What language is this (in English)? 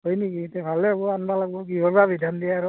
Assamese